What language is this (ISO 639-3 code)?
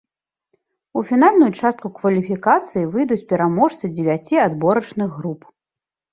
bel